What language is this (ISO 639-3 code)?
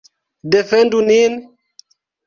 epo